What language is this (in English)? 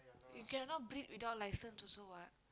English